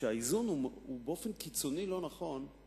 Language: Hebrew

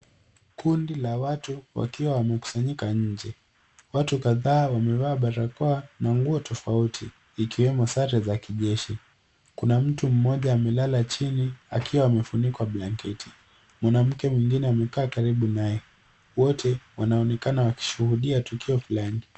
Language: Swahili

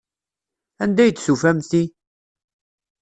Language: Kabyle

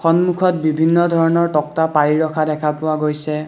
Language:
Assamese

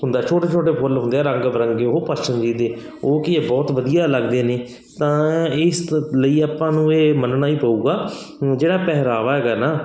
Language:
Punjabi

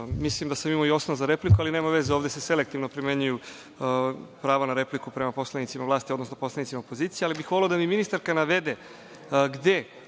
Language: Serbian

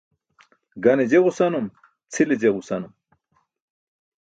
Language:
Burushaski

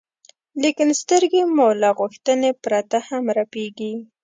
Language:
Pashto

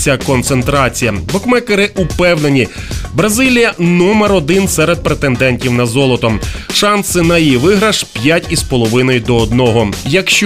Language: Ukrainian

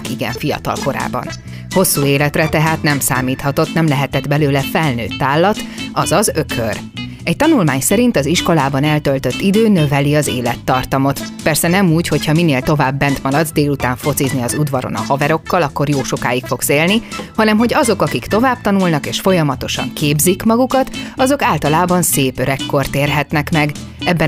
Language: Hungarian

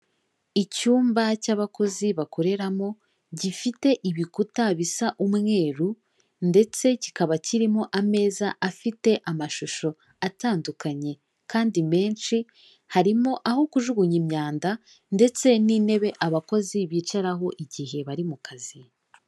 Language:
Kinyarwanda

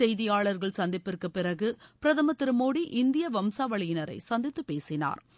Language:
Tamil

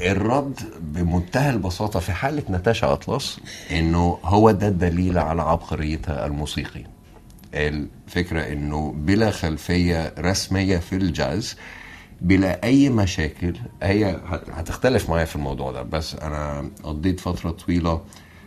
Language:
Arabic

